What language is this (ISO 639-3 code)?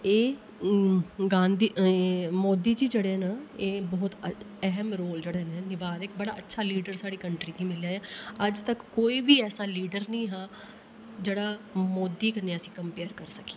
doi